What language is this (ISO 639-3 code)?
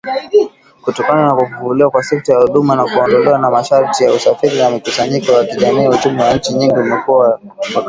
swa